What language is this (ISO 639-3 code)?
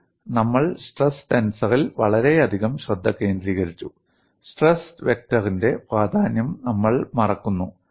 mal